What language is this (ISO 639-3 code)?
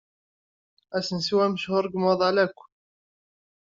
kab